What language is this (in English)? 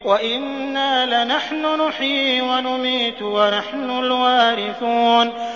Arabic